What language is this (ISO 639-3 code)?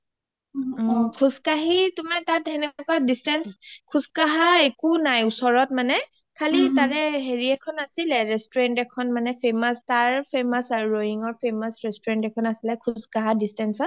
asm